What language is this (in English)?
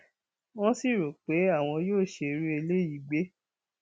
Yoruba